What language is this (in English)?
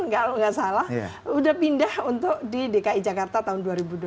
Indonesian